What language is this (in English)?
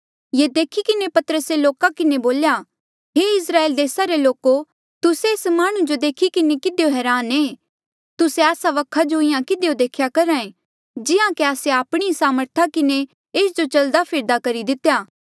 Mandeali